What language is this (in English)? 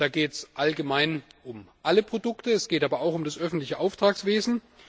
German